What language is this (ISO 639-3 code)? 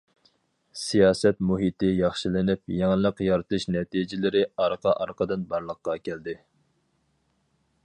uig